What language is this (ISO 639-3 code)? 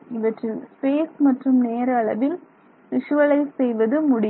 tam